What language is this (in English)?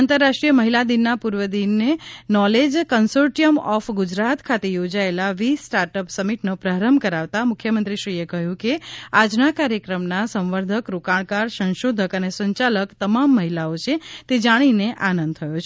Gujarati